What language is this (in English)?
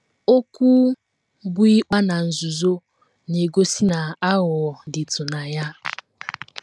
Igbo